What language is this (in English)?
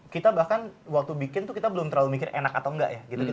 Indonesian